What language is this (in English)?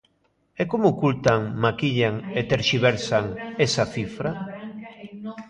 Galician